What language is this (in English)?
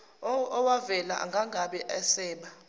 Zulu